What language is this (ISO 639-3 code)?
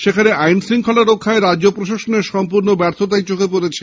ben